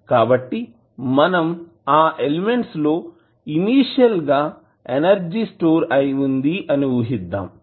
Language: Telugu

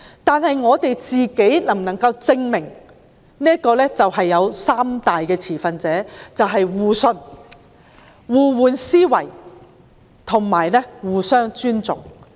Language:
Cantonese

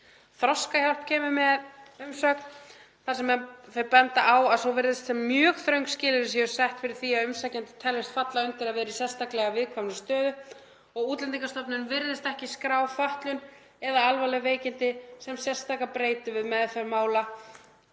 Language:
Icelandic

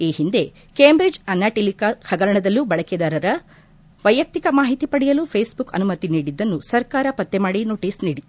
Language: Kannada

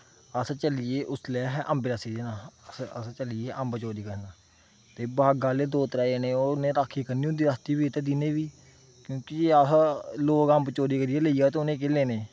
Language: Dogri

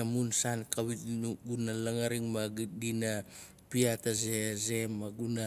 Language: Nalik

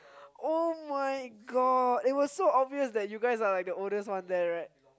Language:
English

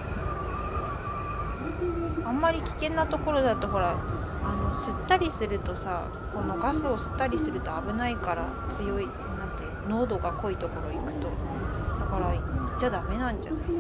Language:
Japanese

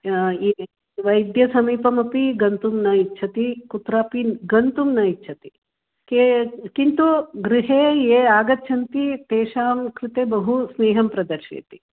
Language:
Sanskrit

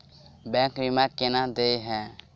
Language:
Maithili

